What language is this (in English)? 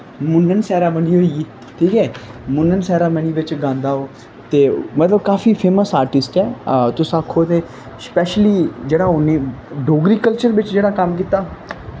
Dogri